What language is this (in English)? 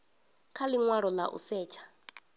Venda